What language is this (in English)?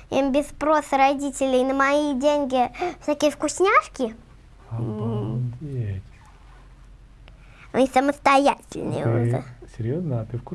Russian